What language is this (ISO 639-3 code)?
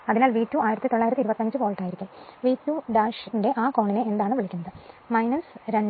mal